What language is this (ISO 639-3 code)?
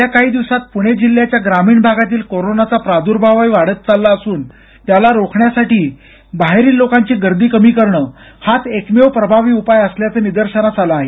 mar